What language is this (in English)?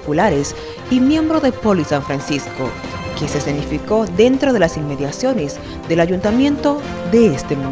Spanish